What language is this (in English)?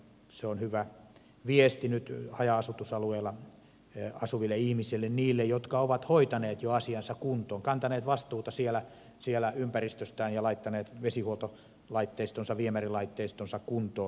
Finnish